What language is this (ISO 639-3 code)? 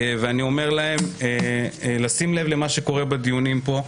heb